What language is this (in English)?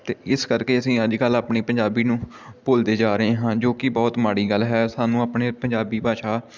Punjabi